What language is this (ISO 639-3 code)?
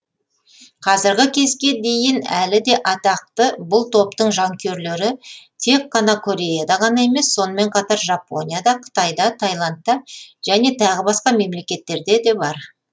kaz